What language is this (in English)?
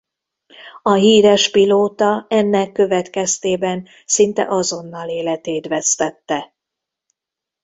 Hungarian